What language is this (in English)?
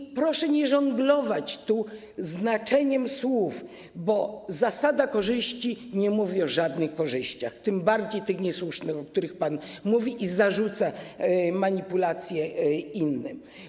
Polish